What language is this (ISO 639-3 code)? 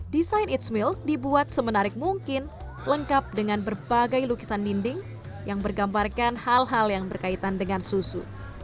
ind